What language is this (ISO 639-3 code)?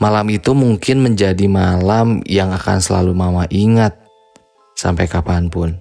ind